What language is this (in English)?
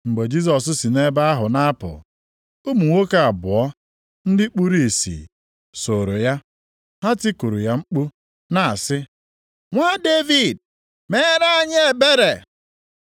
Igbo